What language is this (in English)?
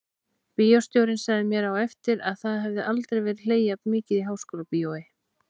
Icelandic